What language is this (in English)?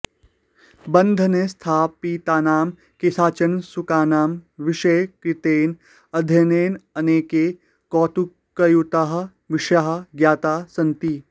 Sanskrit